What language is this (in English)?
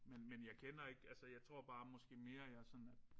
Danish